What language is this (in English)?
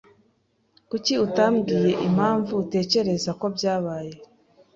Kinyarwanda